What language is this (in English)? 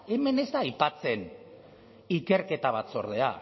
Basque